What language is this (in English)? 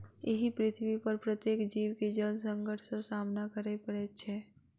Maithili